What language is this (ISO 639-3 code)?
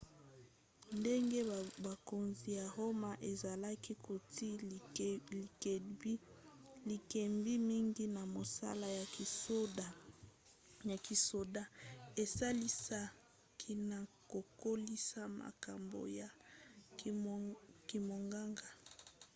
lin